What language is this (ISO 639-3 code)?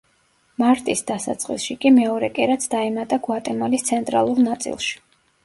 kat